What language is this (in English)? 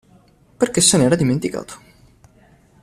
Italian